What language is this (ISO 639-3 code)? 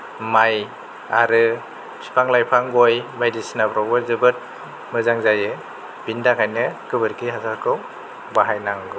brx